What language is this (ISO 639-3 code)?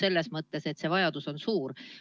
est